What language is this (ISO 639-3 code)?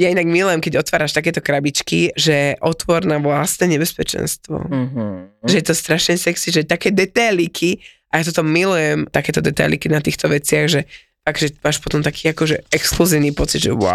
slk